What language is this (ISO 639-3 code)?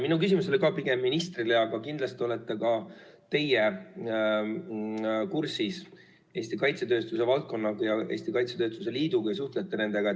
est